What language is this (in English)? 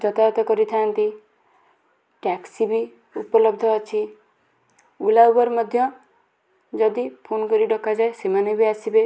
Odia